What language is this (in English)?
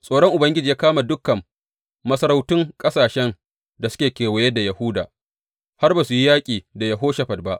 Hausa